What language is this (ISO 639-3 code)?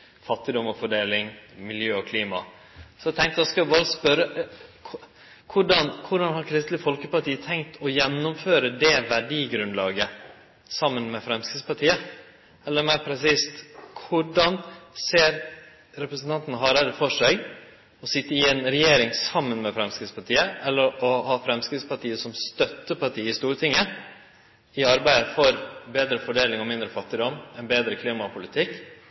nno